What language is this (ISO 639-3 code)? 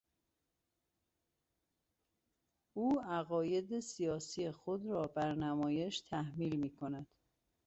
fas